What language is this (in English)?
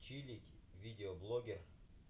Russian